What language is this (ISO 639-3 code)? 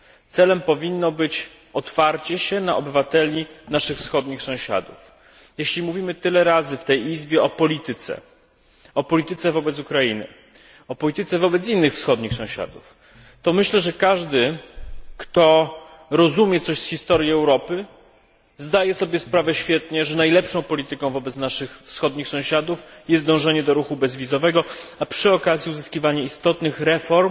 pol